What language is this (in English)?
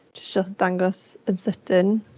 Welsh